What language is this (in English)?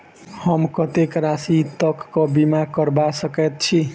Maithili